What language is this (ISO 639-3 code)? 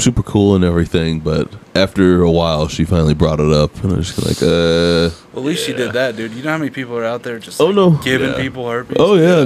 eng